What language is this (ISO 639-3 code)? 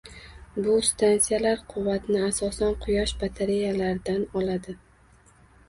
uzb